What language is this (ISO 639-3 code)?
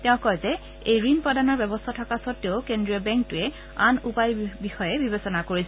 asm